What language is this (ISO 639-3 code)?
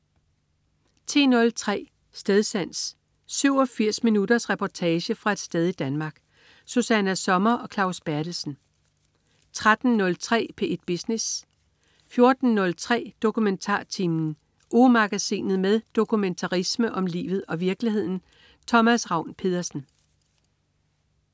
dan